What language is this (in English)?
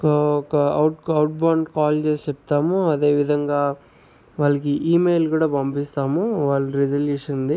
Telugu